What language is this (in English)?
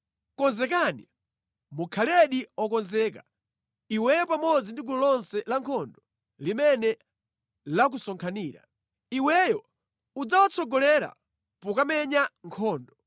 Nyanja